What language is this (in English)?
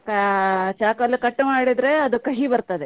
Kannada